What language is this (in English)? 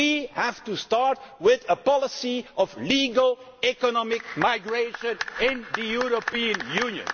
English